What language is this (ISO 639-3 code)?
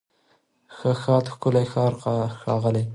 pus